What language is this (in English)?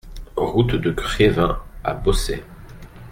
French